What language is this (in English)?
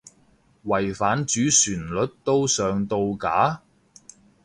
Cantonese